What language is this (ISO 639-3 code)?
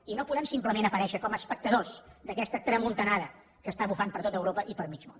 cat